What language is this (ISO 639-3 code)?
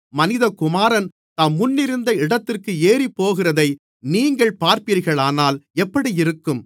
tam